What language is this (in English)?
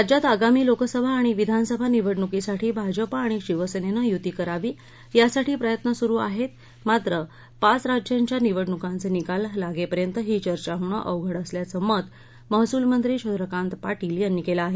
Marathi